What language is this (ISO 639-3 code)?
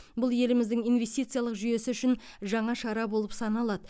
kaz